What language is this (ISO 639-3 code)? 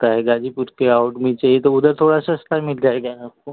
hin